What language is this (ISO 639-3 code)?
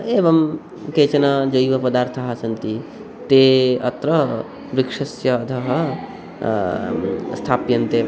san